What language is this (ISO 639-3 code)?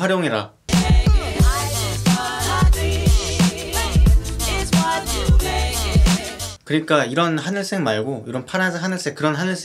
kor